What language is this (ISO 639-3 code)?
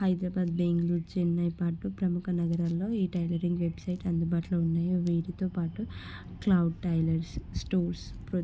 tel